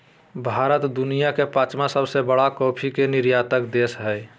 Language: Magahi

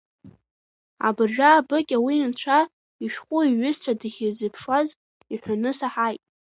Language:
Abkhazian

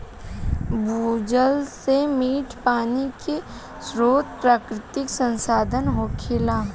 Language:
Bhojpuri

